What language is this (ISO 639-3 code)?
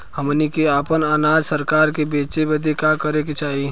bho